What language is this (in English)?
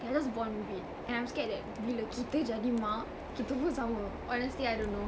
English